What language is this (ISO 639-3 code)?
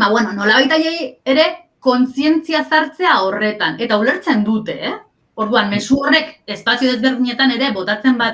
spa